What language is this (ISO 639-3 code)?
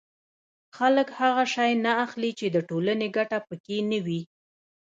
pus